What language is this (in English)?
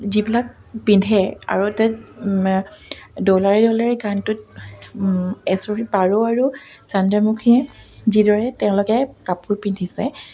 Assamese